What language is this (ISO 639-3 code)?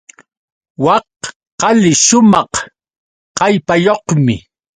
qux